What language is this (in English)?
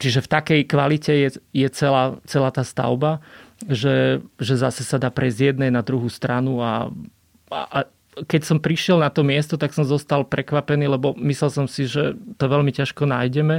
Slovak